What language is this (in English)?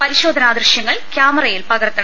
Malayalam